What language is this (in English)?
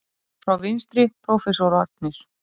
Icelandic